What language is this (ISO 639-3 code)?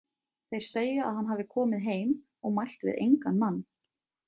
isl